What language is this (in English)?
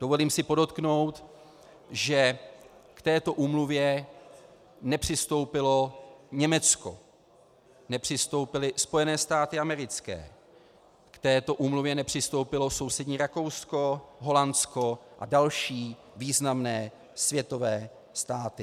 Czech